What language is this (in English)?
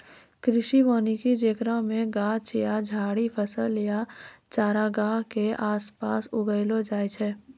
Maithili